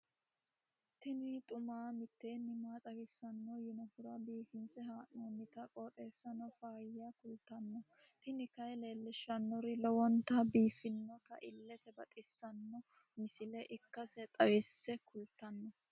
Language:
Sidamo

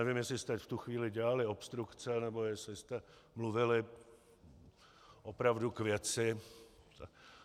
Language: Czech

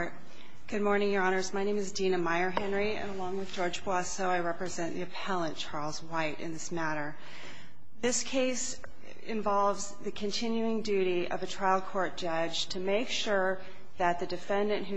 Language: English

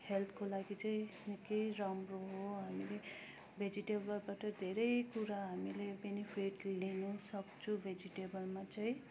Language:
Nepali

